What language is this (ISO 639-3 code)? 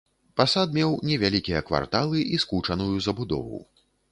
bel